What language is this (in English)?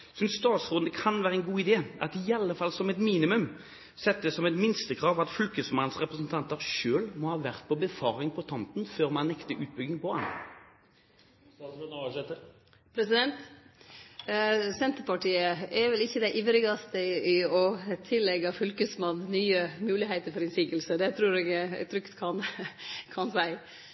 Norwegian